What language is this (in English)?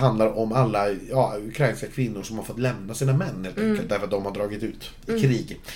Swedish